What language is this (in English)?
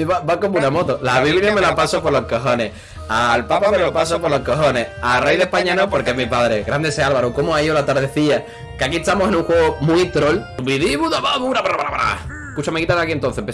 Spanish